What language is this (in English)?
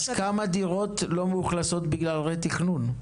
Hebrew